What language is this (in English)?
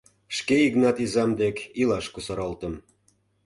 Mari